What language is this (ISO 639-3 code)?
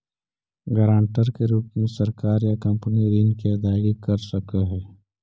mag